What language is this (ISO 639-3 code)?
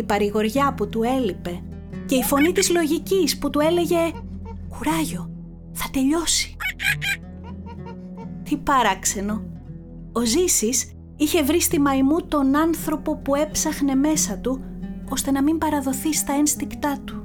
ell